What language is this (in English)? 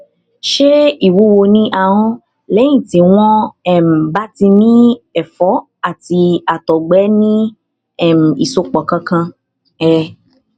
Yoruba